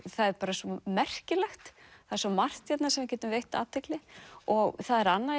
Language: Icelandic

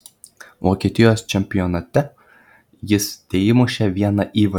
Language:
Lithuanian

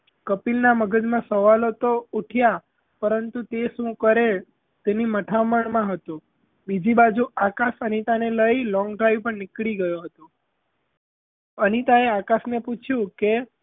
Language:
Gujarati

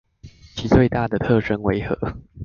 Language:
Chinese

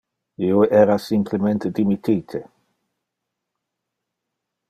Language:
Interlingua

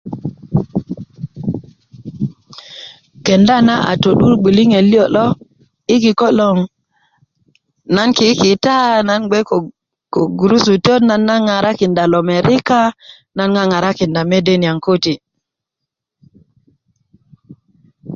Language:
Kuku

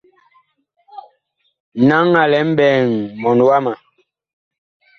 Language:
Bakoko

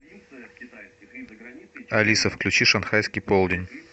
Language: Russian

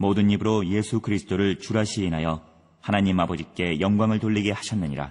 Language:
Korean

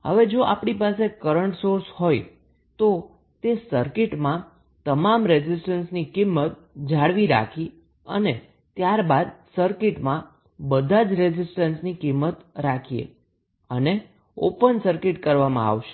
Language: Gujarati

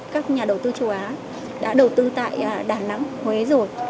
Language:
Vietnamese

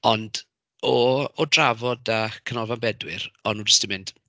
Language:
Welsh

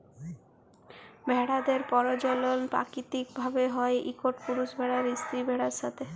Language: Bangla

